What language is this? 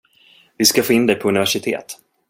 Swedish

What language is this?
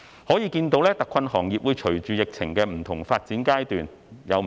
Cantonese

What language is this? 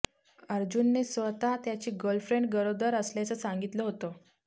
Marathi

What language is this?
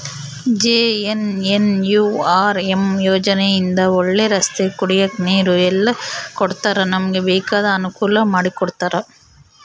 Kannada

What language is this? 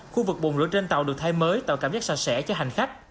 Vietnamese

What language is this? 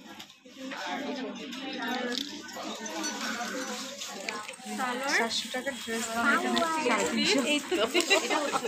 Romanian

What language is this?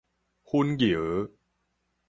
Min Nan Chinese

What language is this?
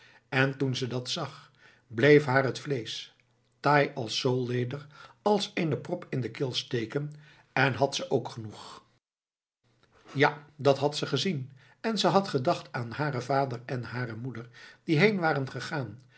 Dutch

